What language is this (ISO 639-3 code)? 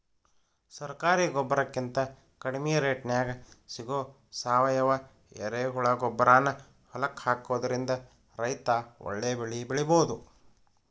kan